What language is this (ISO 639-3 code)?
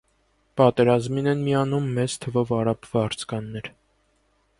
hye